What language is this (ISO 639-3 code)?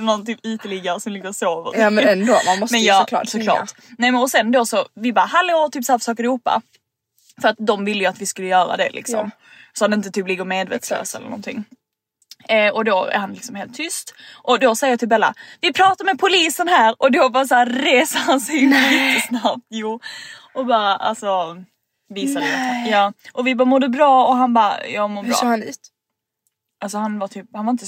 swe